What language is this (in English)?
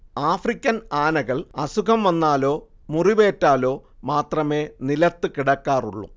Malayalam